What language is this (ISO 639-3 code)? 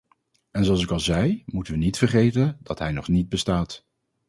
nld